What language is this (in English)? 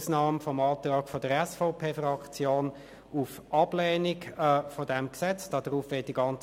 Swiss German